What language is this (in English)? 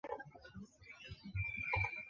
Chinese